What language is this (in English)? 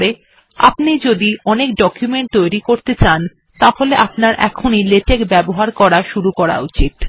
Bangla